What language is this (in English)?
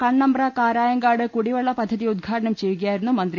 Malayalam